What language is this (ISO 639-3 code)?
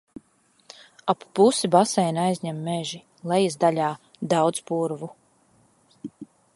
lav